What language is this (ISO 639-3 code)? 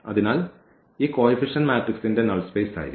mal